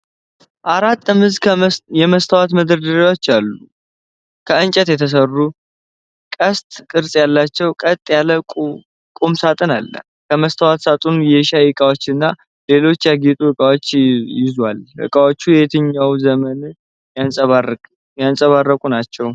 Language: Amharic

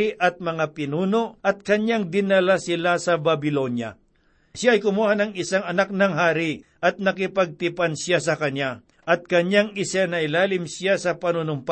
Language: Filipino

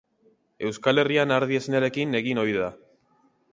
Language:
Basque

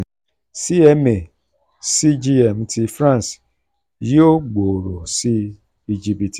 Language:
Yoruba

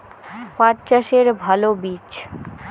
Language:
Bangla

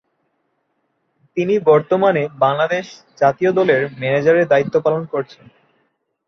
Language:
Bangla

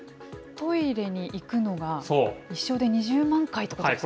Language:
Japanese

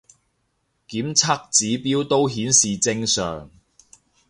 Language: Cantonese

